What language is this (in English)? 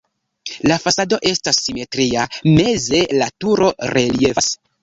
Esperanto